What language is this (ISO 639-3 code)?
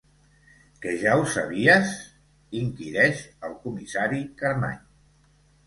cat